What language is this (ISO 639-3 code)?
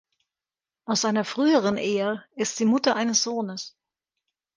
deu